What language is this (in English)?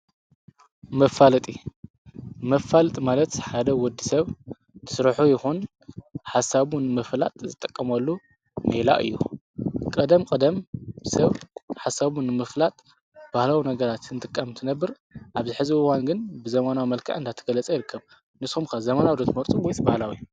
Tigrinya